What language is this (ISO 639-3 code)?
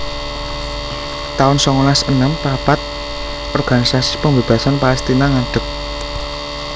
jav